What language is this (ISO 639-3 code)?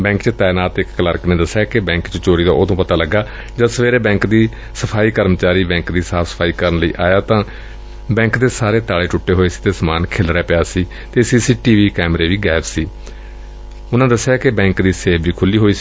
pan